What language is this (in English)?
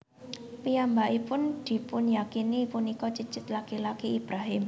Javanese